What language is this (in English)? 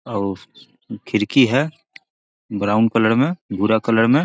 Magahi